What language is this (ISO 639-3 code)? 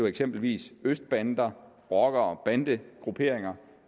dan